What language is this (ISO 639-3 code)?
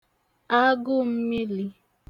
ibo